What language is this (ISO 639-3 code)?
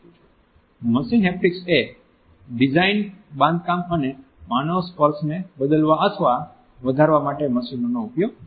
guj